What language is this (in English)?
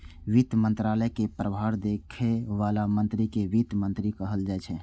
Maithili